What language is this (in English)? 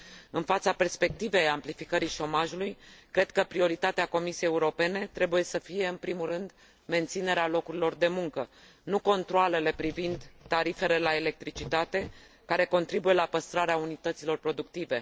Romanian